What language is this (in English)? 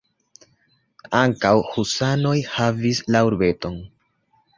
Esperanto